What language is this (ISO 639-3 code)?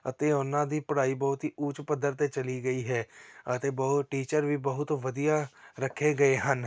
pan